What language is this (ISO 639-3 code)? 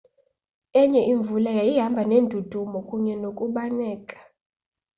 xho